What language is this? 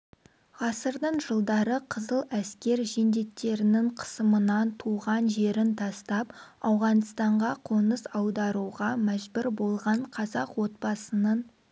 Kazakh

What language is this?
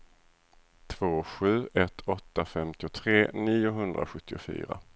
Swedish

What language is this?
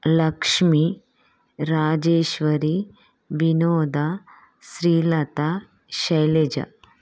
Telugu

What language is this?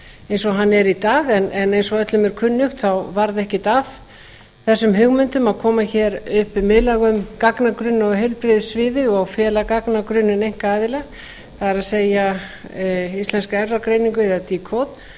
Icelandic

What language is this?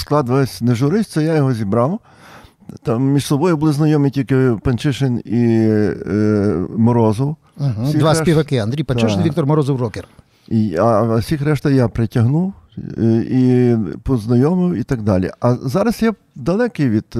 Ukrainian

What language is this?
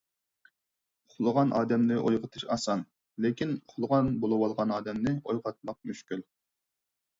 Uyghur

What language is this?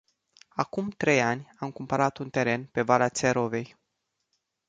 Romanian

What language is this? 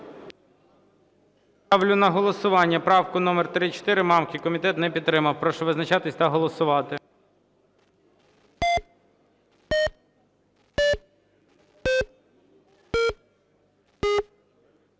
Ukrainian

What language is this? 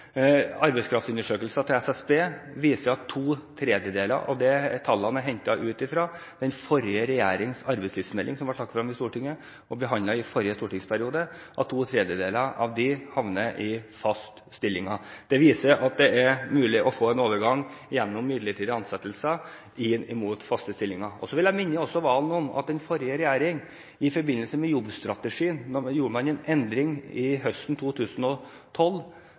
Norwegian Bokmål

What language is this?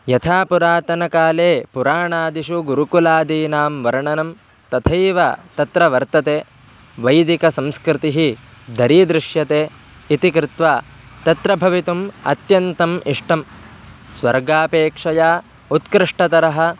Sanskrit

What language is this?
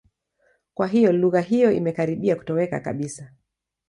Swahili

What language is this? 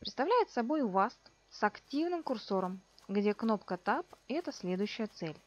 Russian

